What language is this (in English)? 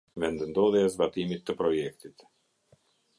Albanian